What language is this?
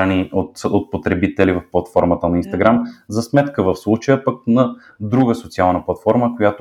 Bulgarian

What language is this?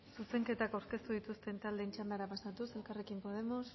Basque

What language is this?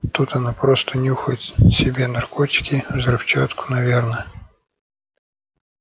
Russian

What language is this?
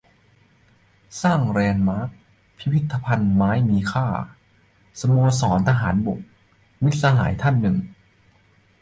Thai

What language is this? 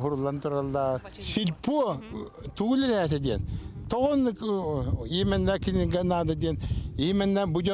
Russian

